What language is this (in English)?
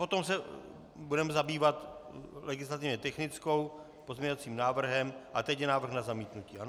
Czech